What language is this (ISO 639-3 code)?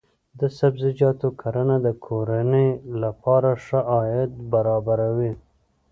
pus